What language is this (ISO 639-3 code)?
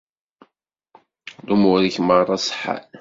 kab